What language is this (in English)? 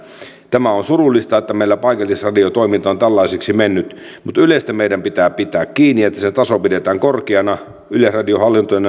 Finnish